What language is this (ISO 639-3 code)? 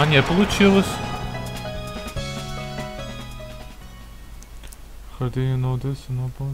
rus